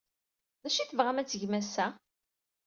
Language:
Kabyle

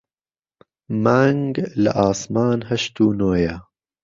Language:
Central Kurdish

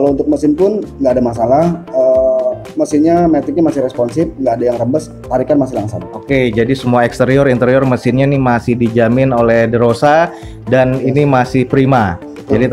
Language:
Indonesian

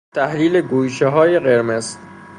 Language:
Persian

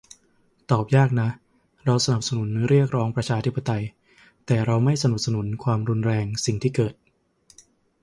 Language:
Thai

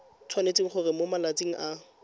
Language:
Tswana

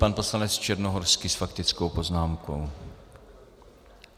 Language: Czech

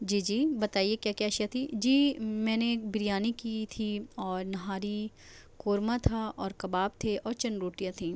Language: Urdu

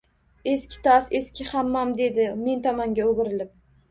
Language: Uzbek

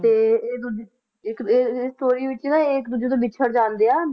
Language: Punjabi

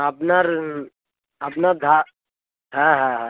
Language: Bangla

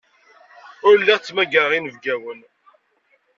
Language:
Kabyle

